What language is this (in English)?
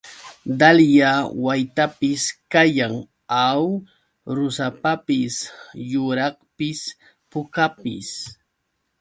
Yauyos Quechua